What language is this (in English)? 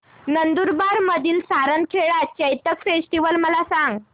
Marathi